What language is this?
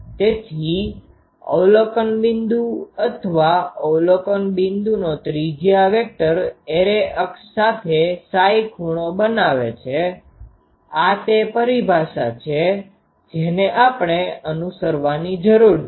Gujarati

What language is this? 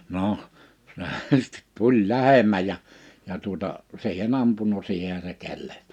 Finnish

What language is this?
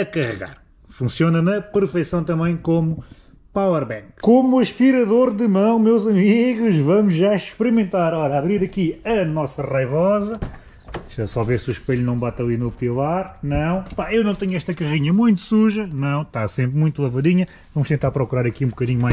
Portuguese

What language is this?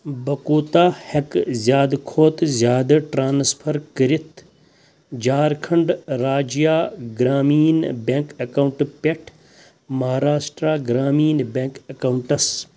Kashmiri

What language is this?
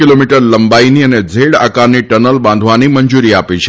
Gujarati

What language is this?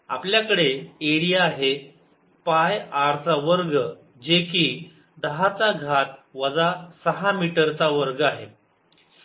Marathi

